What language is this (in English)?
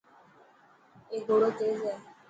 Dhatki